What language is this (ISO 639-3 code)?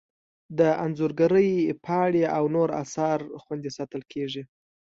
pus